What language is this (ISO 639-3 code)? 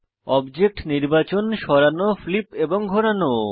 ben